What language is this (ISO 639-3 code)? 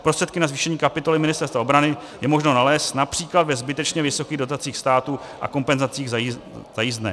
ces